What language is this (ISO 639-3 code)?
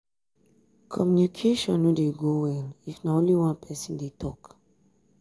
pcm